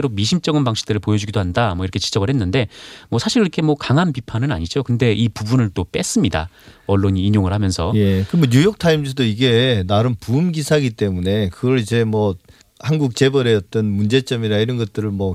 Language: Korean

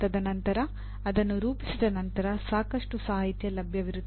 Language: Kannada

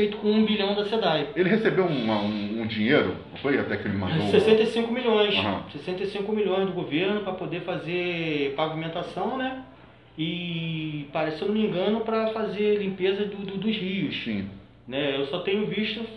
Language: Portuguese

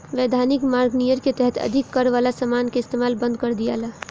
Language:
Bhojpuri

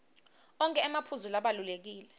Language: Swati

